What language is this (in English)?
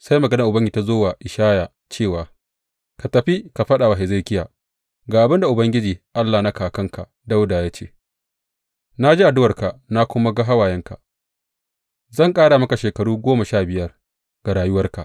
Hausa